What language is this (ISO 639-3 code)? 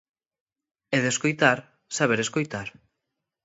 glg